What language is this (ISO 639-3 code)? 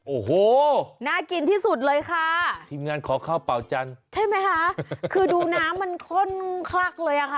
tha